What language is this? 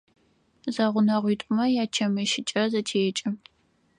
Adyghe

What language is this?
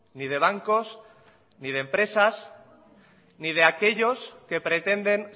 Spanish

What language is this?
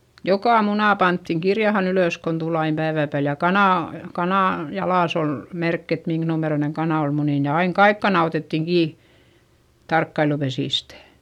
Finnish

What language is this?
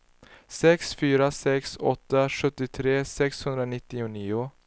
Swedish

